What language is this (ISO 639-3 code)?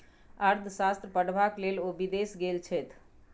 mai